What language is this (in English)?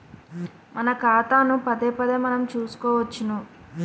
Telugu